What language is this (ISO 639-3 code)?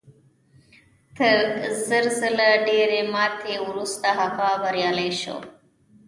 pus